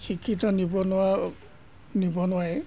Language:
Assamese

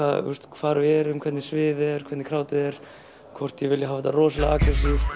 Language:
Icelandic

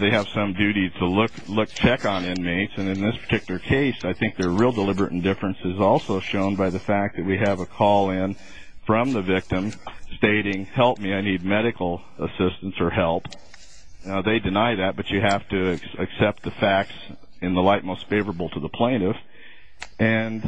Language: English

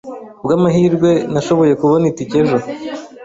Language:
Kinyarwanda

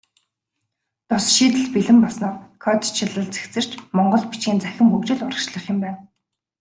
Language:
Mongolian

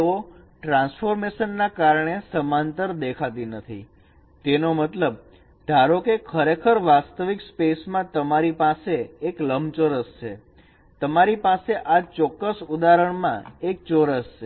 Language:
Gujarati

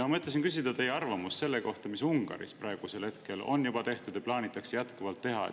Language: Estonian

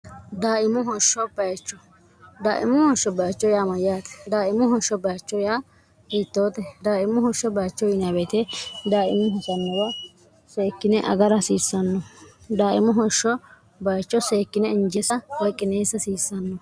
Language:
Sidamo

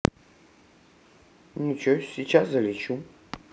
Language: Russian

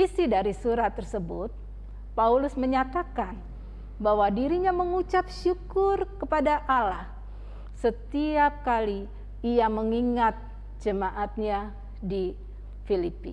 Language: Indonesian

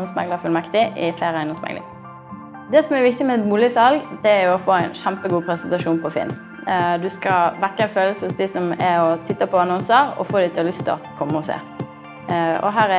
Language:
Dutch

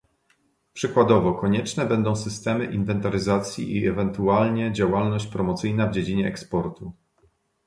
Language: Polish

